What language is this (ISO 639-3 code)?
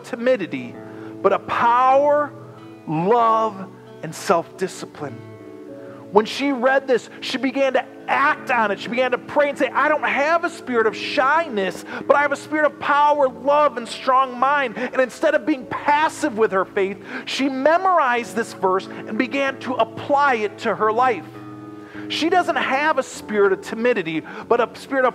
eng